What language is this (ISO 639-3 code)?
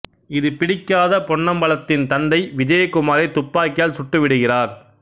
tam